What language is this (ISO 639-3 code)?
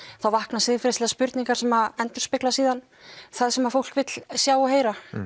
isl